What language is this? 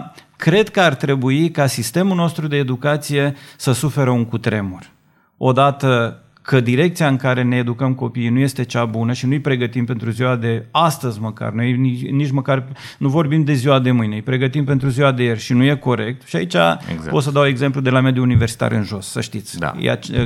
Romanian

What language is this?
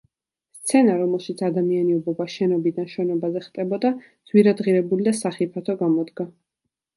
Georgian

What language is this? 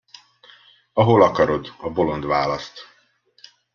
Hungarian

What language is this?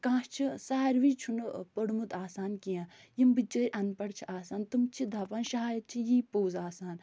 Kashmiri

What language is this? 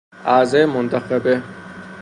Persian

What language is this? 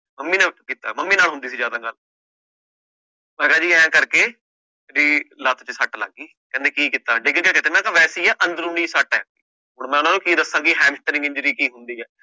Punjabi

